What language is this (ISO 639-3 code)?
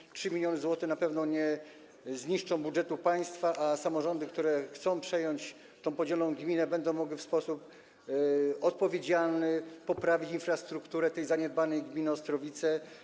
pol